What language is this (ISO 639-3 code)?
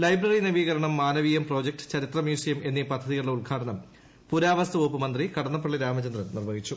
mal